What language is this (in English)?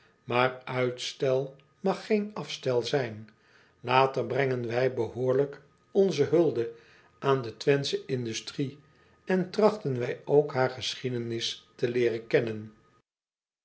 Dutch